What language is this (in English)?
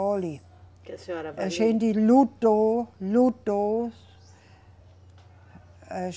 Portuguese